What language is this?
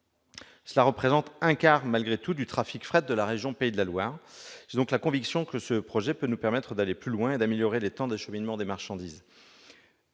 French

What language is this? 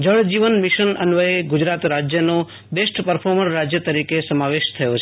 Gujarati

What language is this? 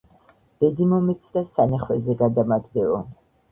Georgian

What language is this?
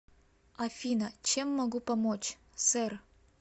Russian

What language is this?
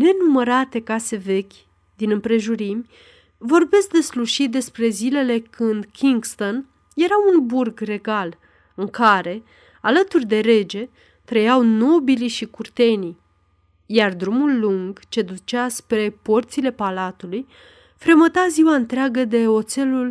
Romanian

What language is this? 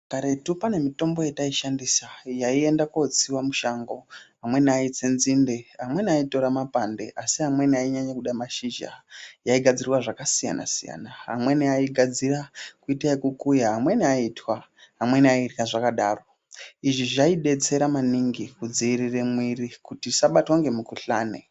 Ndau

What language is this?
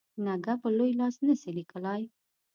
Pashto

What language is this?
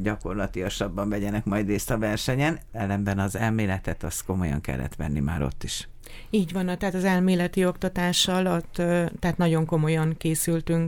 Hungarian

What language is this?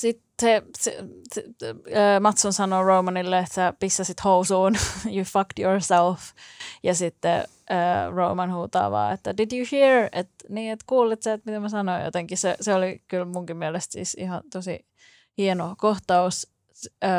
Finnish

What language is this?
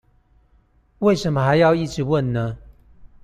Chinese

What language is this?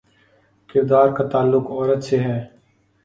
Urdu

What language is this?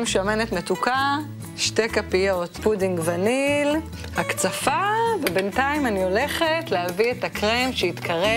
Hebrew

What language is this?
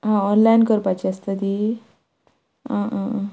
Konkani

